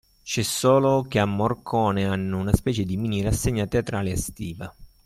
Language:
Italian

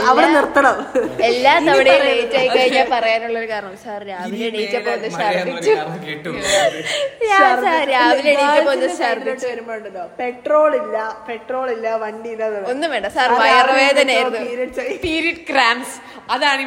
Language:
Malayalam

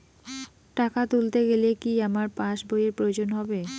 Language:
Bangla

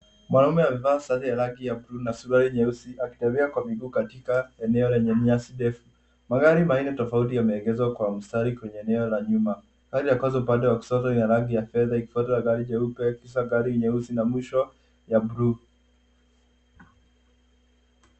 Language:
Swahili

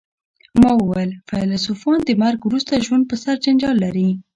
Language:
Pashto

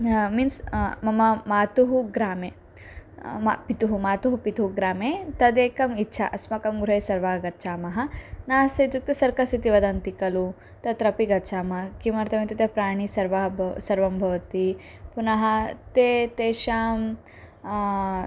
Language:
Sanskrit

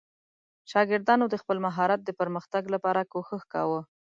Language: Pashto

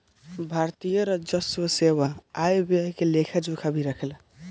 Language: Bhojpuri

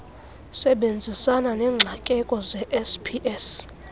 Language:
Xhosa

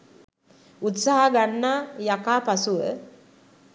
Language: Sinhala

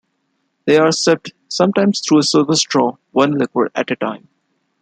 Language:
English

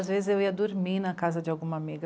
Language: Portuguese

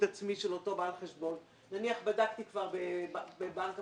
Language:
Hebrew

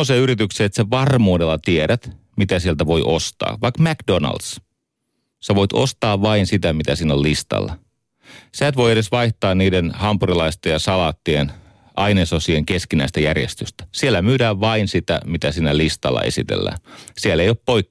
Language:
Finnish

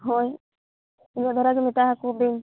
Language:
Santali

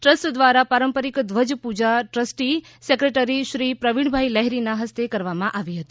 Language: Gujarati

